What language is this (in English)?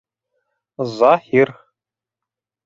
Bashkir